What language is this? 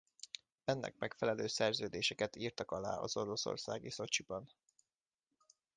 Hungarian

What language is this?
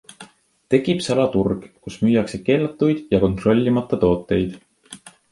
Estonian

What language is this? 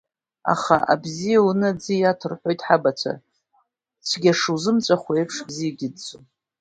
Abkhazian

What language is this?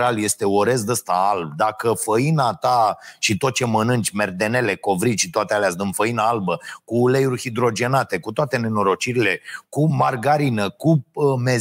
Romanian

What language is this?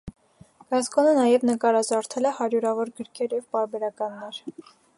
Armenian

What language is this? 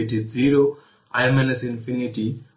Bangla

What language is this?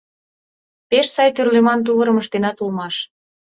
Mari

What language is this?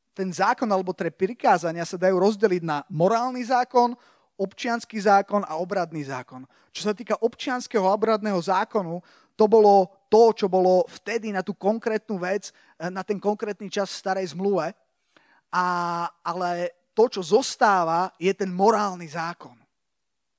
Slovak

